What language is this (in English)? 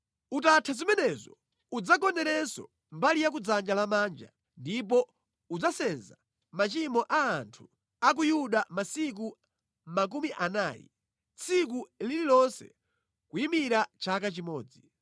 Nyanja